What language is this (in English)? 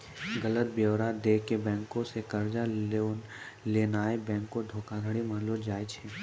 Maithili